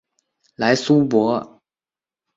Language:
Chinese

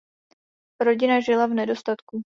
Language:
Czech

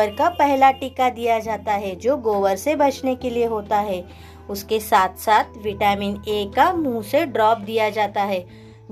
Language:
Hindi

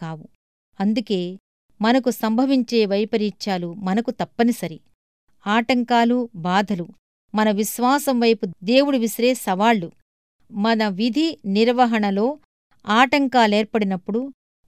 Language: Telugu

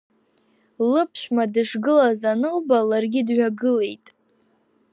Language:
Abkhazian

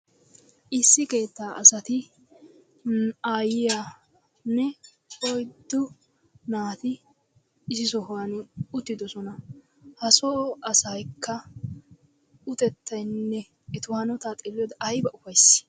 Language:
Wolaytta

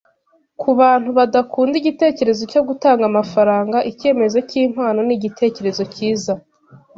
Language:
Kinyarwanda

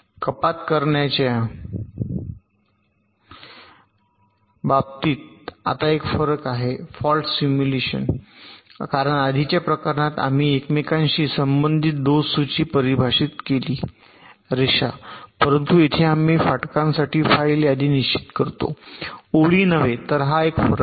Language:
Marathi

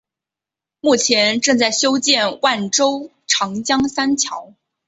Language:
Chinese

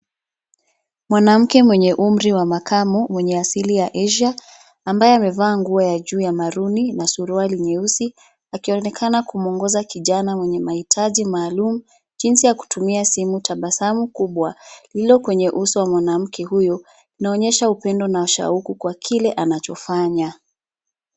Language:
Swahili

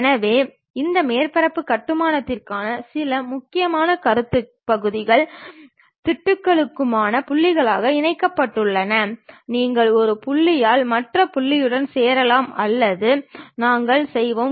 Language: Tamil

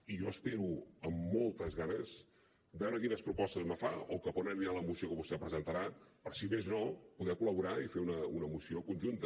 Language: Catalan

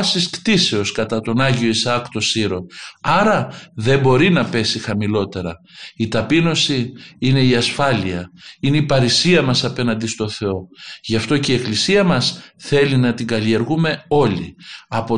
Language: Greek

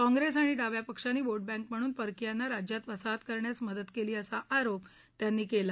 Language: Marathi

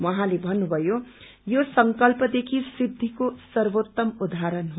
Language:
Nepali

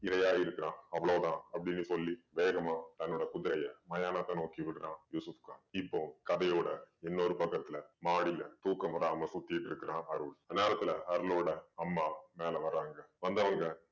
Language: Tamil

